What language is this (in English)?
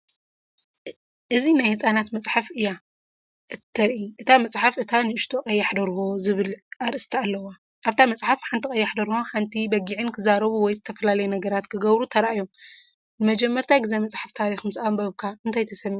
Tigrinya